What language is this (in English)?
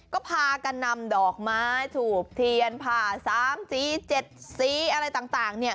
Thai